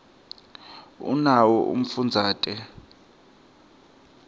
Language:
Swati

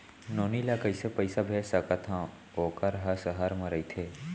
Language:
Chhattisgarhi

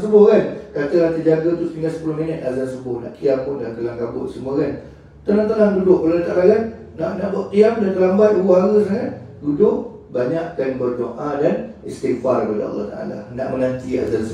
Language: Malay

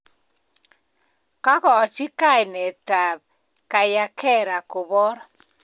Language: Kalenjin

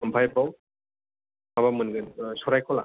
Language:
Bodo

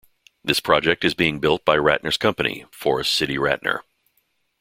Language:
English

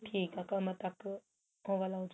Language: Punjabi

